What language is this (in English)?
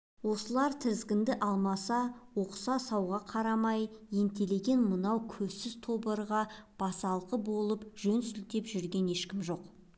Kazakh